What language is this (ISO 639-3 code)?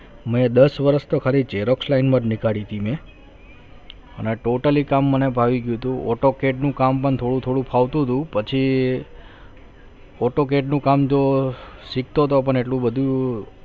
guj